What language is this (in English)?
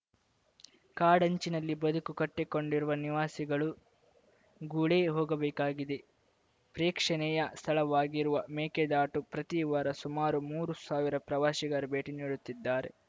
Kannada